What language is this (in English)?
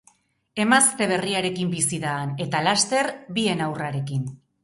Basque